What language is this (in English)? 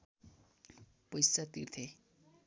Nepali